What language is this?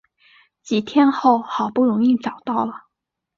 Chinese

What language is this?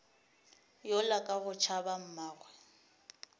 Northern Sotho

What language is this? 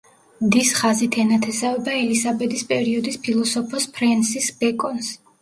Georgian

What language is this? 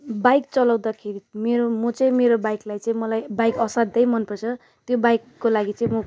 Nepali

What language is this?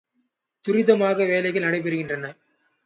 Tamil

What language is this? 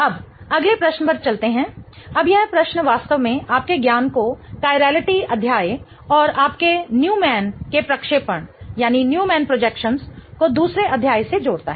Hindi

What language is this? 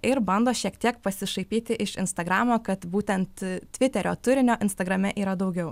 Lithuanian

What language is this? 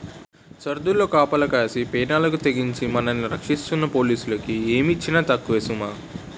Telugu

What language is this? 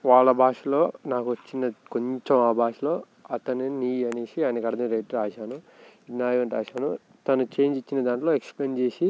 Telugu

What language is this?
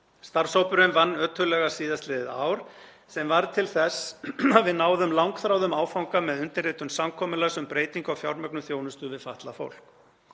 Icelandic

